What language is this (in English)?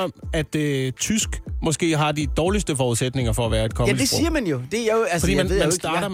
Danish